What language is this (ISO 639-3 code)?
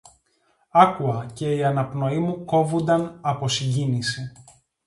ell